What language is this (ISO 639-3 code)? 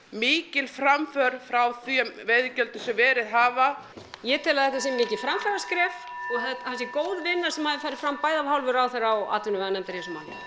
isl